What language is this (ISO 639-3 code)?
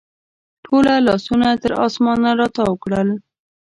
pus